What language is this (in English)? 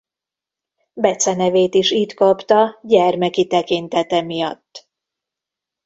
Hungarian